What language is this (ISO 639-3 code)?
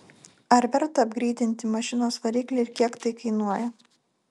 lit